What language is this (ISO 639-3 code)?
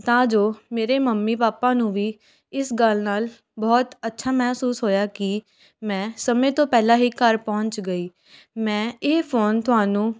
pan